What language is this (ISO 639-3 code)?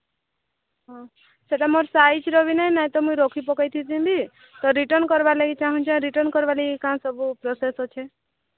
ori